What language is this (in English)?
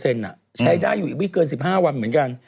Thai